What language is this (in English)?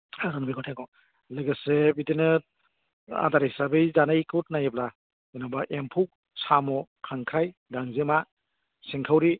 Bodo